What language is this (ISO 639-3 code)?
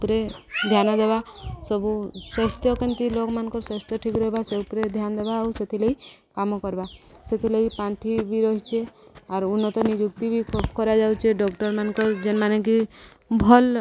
ori